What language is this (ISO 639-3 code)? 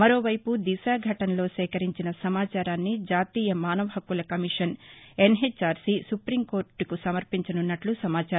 tel